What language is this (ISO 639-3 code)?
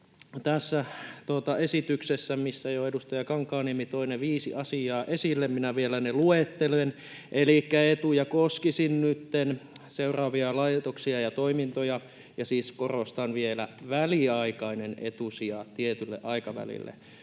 fin